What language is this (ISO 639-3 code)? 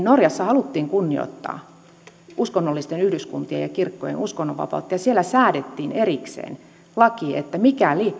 fin